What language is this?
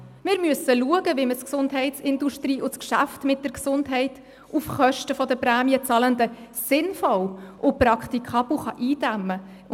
Swiss German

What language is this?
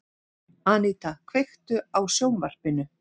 Icelandic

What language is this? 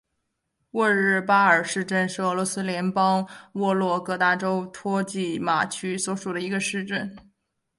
Chinese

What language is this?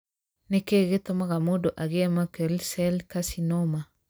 Kikuyu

